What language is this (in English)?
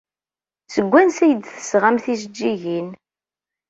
Kabyle